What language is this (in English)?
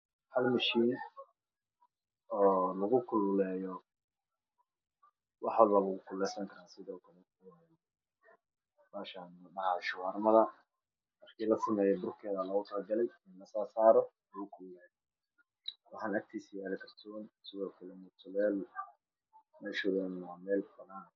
Somali